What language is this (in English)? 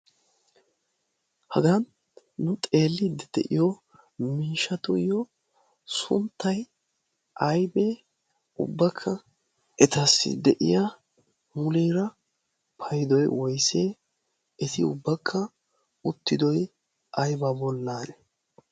Wolaytta